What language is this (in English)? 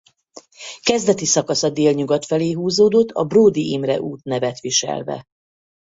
Hungarian